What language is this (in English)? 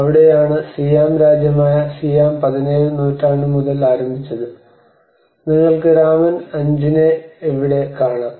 Malayalam